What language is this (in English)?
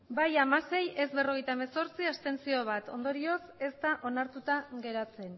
Basque